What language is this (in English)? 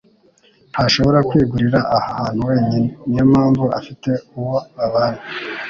Kinyarwanda